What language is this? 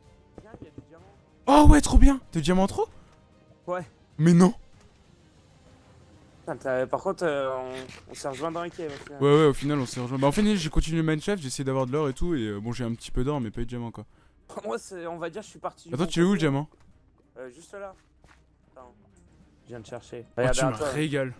French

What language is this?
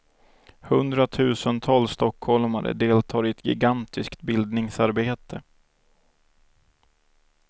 Swedish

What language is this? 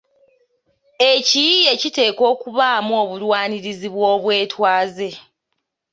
Ganda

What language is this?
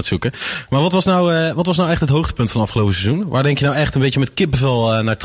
Dutch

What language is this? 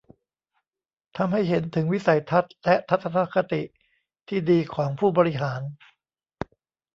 Thai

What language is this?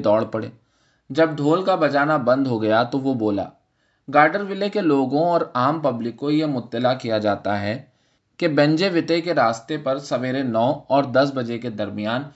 Urdu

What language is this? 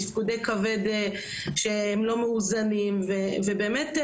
Hebrew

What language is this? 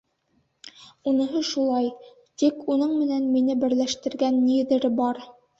Bashkir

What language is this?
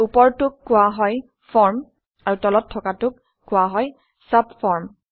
Assamese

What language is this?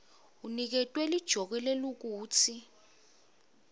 Swati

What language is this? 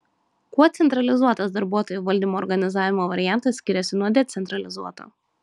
Lithuanian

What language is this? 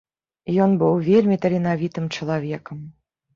Belarusian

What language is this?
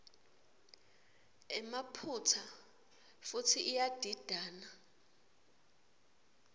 Swati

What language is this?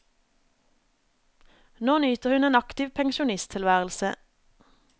Norwegian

